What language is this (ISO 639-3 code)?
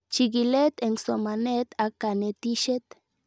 kln